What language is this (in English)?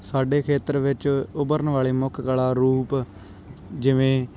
Punjabi